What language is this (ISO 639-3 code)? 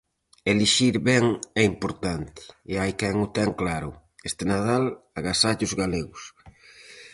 glg